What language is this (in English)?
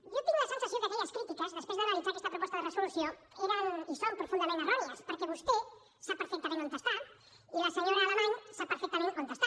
Catalan